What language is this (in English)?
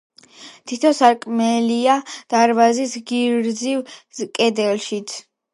Georgian